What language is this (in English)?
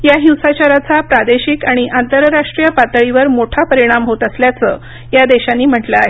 Marathi